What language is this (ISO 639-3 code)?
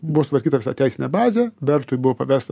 lit